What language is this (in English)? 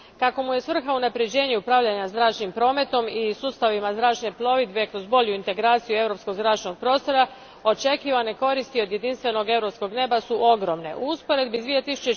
Croatian